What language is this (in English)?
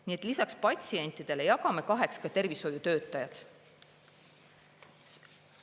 Estonian